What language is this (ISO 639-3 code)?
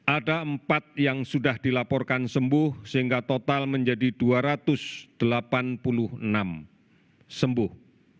ind